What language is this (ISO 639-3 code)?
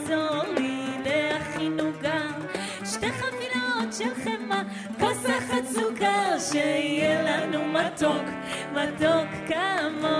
heb